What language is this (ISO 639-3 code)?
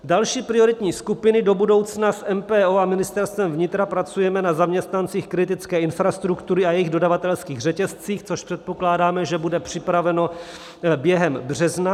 ces